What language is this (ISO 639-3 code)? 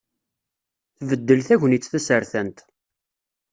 kab